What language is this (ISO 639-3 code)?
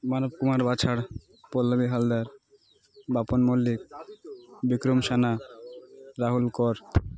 ori